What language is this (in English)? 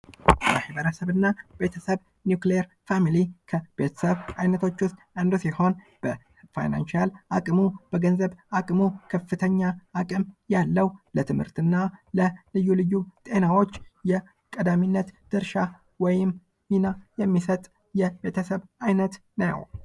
Amharic